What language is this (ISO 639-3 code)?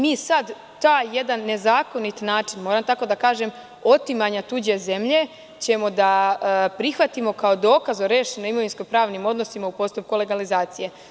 srp